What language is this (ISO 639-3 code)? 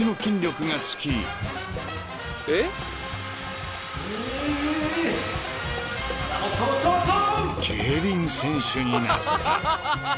jpn